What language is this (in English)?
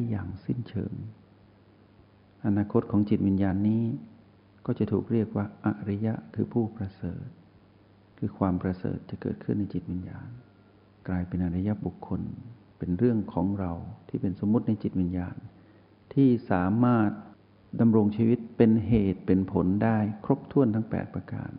Thai